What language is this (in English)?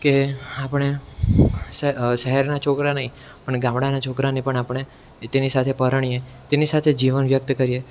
Gujarati